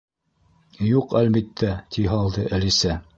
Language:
Bashkir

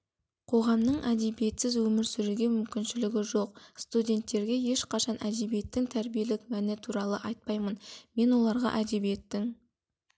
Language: Kazakh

